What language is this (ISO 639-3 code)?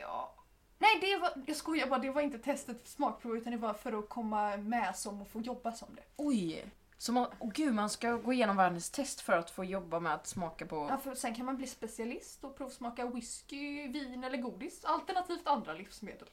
swe